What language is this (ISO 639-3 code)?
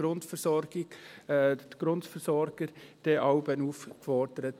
gsw